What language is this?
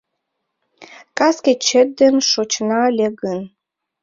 Mari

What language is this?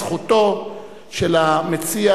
Hebrew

